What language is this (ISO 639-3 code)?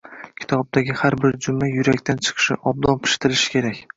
uzb